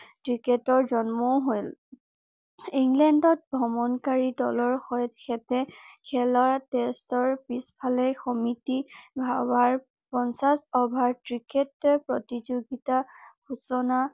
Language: Assamese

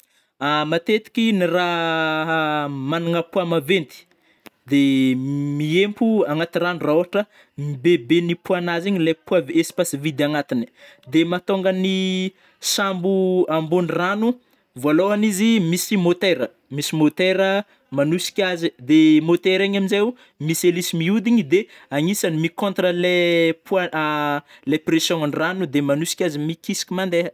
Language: Northern Betsimisaraka Malagasy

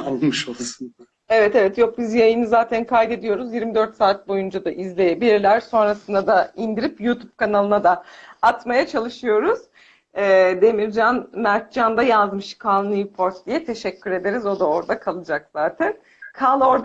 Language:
Turkish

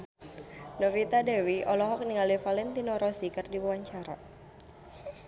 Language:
Sundanese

